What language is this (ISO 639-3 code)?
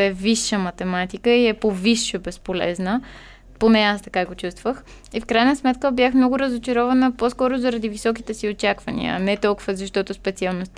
bul